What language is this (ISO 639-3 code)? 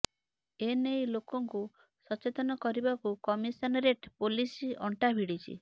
ori